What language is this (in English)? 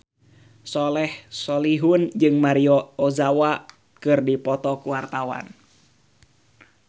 Sundanese